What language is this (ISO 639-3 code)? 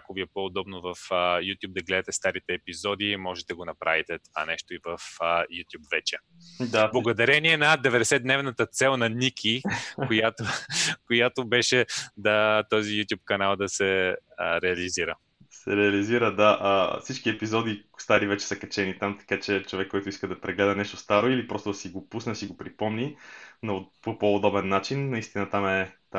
bul